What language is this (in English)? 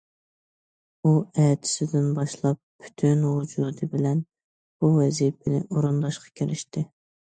Uyghur